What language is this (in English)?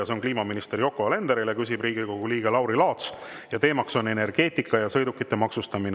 Estonian